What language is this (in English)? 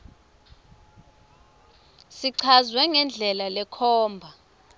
Swati